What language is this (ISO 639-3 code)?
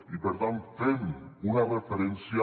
cat